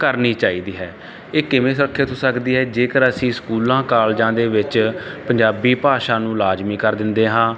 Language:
Punjabi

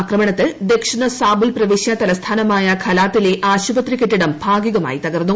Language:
Malayalam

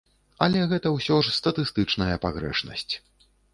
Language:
Belarusian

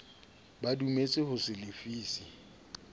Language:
Southern Sotho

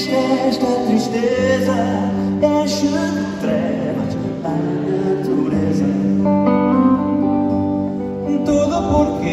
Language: Romanian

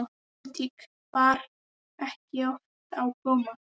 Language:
Icelandic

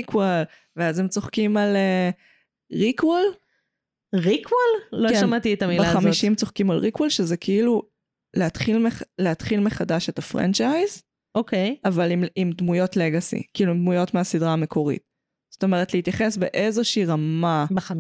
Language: Hebrew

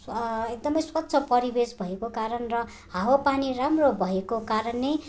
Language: Nepali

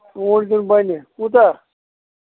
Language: Kashmiri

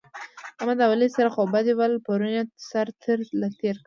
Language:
Pashto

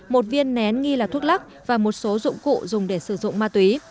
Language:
Vietnamese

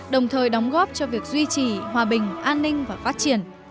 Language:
Vietnamese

